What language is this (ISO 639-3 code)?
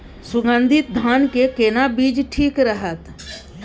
mai